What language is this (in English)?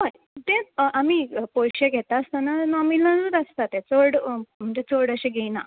Konkani